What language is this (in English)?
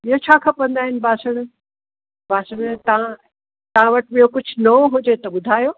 Sindhi